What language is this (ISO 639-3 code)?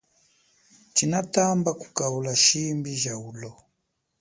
cjk